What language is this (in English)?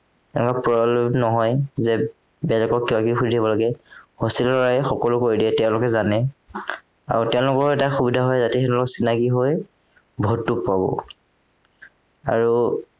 Assamese